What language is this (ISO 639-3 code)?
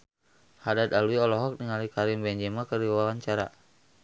sun